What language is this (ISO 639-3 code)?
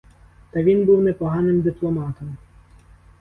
ukr